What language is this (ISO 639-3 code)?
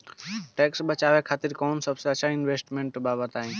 bho